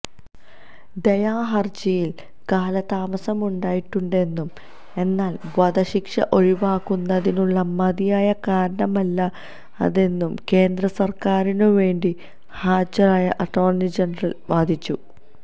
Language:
Malayalam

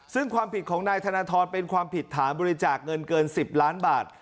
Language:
Thai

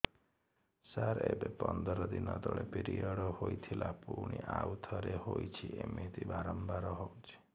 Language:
Odia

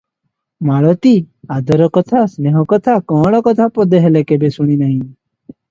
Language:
Odia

